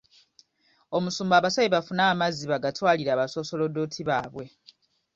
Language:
Ganda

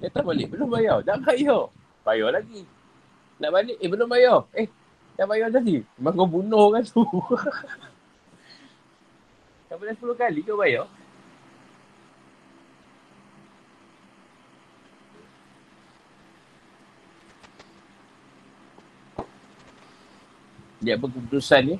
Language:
Malay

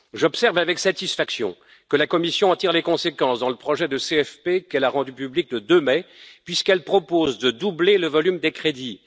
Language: French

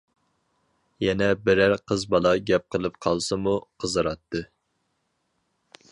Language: Uyghur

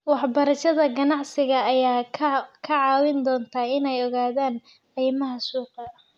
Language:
Somali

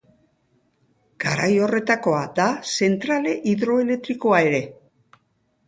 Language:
Basque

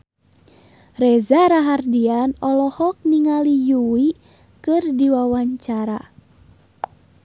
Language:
Sundanese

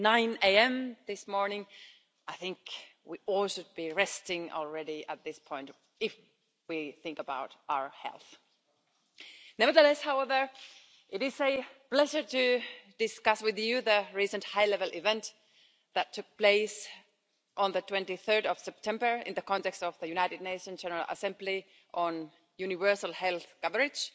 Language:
English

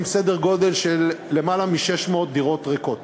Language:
Hebrew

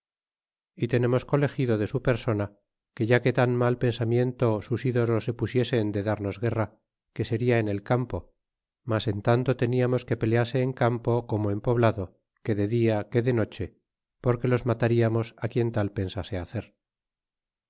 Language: Spanish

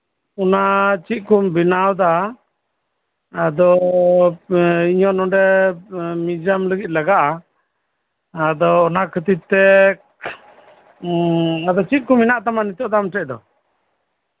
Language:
Santali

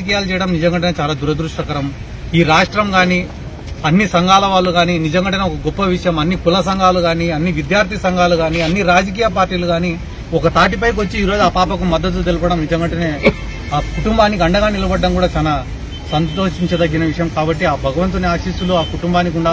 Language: Telugu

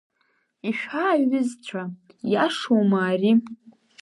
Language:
Abkhazian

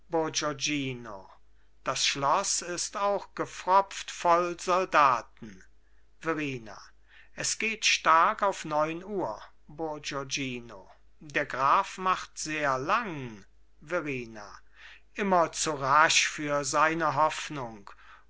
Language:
German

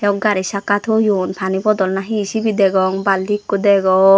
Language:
Chakma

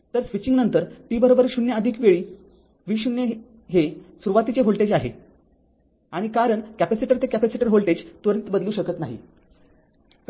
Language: Marathi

